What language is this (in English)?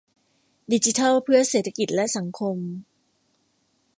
Thai